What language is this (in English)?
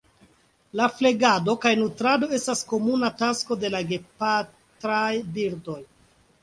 Esperanto